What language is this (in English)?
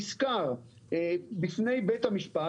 Hebrew